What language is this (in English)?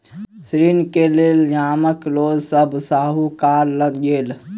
Maithili